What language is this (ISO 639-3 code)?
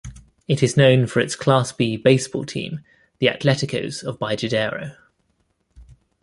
eng